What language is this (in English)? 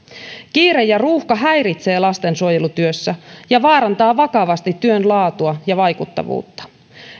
Finnish